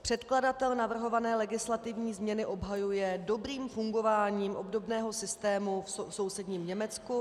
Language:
Czech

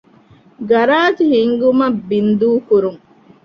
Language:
Divehi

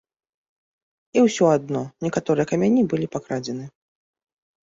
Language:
Belarusian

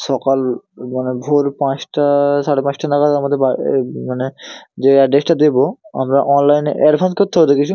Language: Bangla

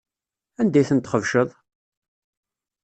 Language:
Kabyle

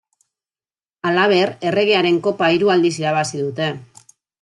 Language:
Basque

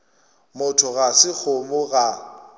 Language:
Northern Sotho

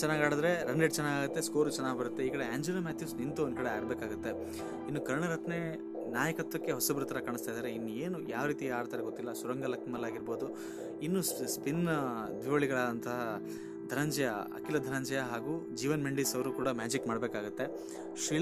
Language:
Kannada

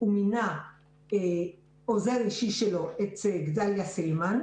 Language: Hebrew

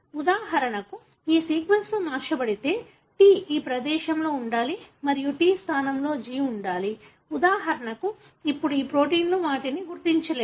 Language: Telugu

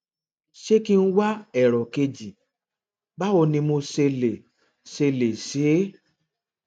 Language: Yoruba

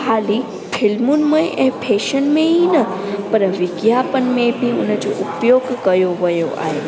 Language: Sindhi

